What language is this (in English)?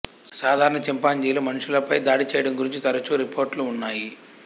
Telugu